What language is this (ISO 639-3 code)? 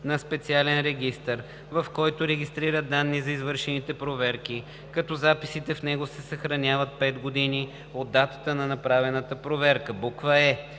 bul